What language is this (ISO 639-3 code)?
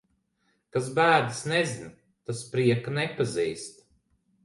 lav